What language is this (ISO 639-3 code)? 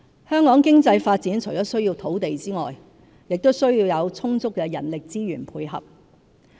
yue